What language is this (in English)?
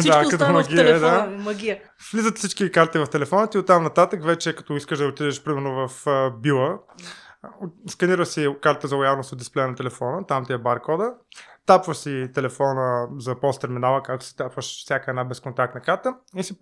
Bulgarian